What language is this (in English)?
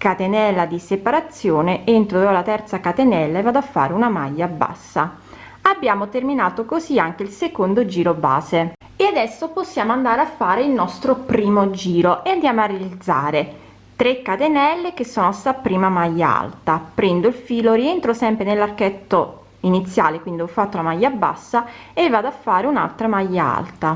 Italian